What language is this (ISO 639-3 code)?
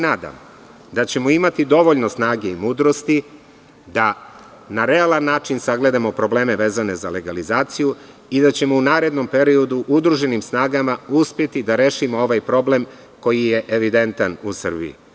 srp